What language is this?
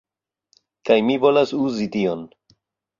Esperanto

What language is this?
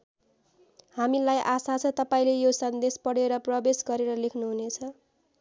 Nepali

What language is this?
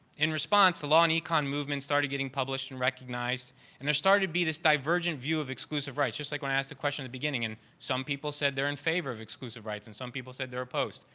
English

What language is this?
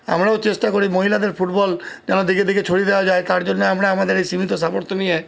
Bangla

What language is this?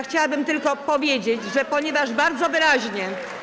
Polish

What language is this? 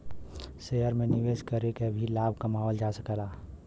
Bhojpuri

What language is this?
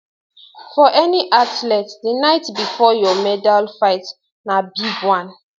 Nigerian Pidgin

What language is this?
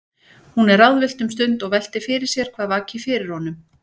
Icelandic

